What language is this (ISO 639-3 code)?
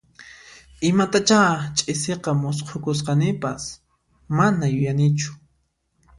qxp